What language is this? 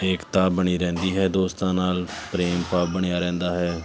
Punjabi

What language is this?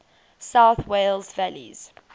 English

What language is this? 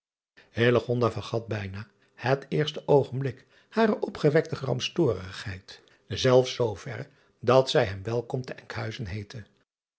Dutch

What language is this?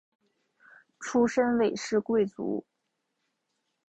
Chinese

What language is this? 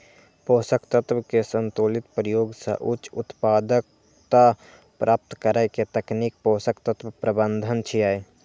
Maithili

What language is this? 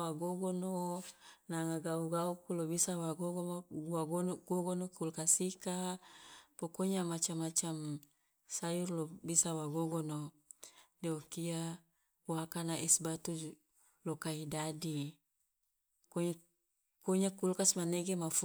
Loloda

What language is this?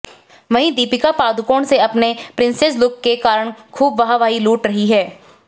Hindi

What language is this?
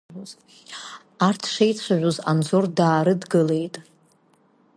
Abkhazian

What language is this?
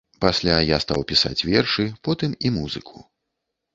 Belarusian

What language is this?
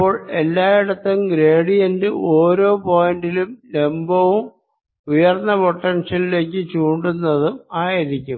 Malayalam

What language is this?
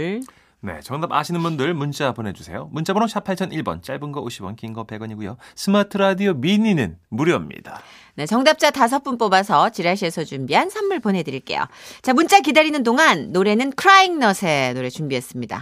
Korean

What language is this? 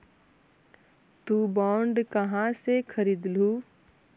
Magahi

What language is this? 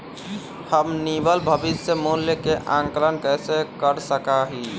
Magahi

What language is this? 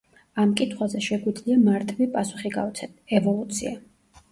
Georgian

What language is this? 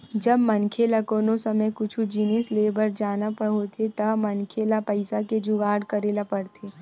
Chhattisgarhi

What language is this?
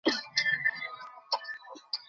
Bangla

